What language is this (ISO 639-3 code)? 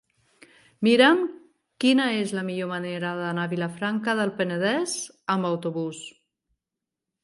cat